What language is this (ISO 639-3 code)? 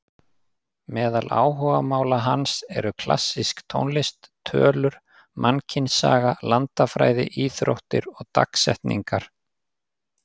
isl